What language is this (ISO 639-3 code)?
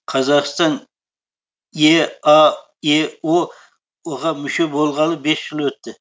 kaz